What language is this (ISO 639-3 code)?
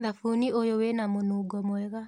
kik